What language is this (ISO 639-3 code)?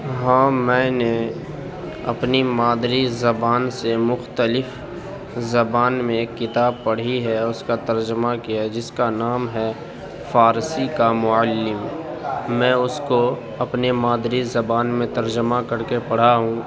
urd